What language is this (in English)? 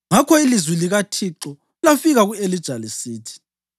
North Ndebele